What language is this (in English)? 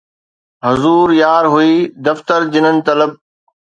Sindhi